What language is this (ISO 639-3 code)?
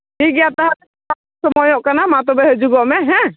sat